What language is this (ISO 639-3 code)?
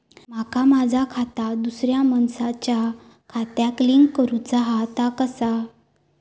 mar